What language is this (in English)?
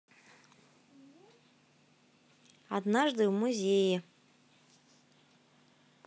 Russian